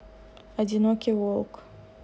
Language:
Russian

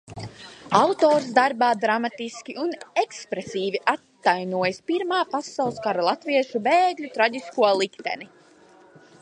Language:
Latvian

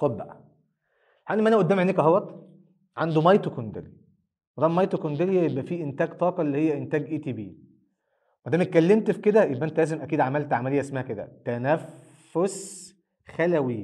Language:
Arabic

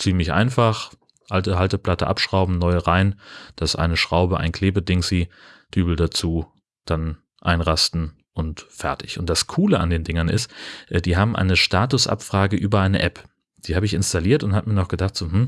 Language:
German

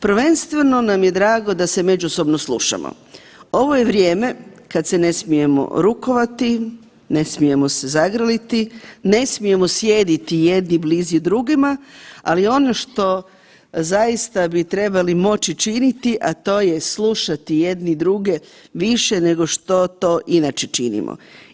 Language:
Croatian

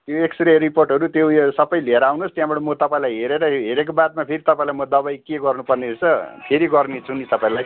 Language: Nepali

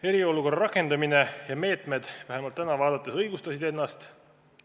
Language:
Estonian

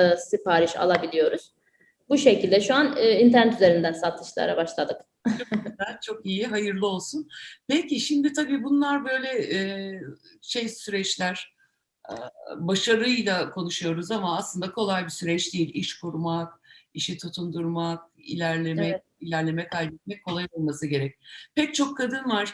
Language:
Turkish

